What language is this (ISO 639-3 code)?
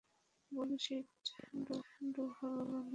ben